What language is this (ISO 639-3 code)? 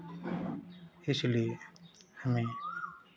hin